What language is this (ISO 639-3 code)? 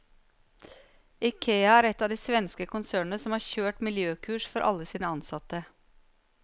nor